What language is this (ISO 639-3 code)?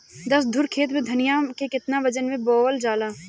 bho